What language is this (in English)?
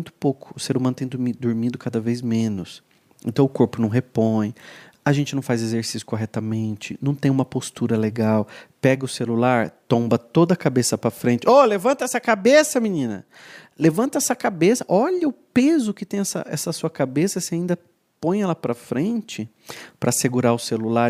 Portuguese